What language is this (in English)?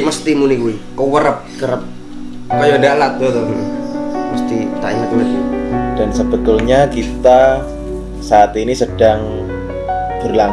Indonesian